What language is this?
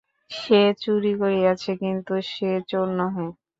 Bangla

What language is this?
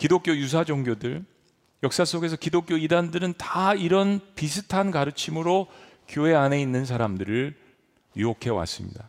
Korean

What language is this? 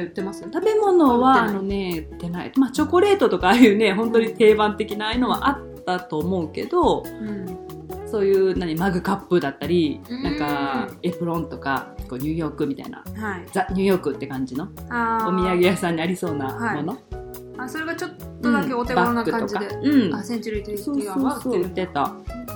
Japanese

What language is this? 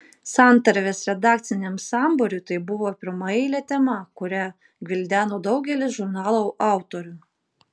Lithuanian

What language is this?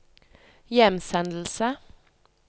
Norwegian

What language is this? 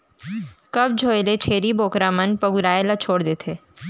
Chhattisgarhi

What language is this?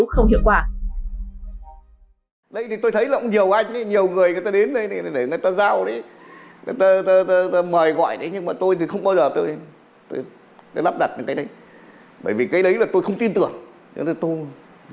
Vietnamese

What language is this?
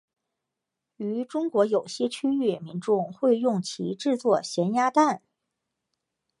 Chinese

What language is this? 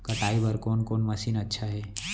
Chhattisgarhi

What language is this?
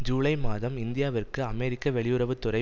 Tamil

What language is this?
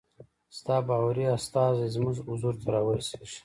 Pashto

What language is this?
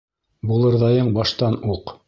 Bashkir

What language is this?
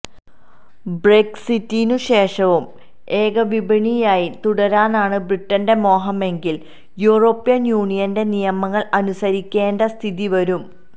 Malayalam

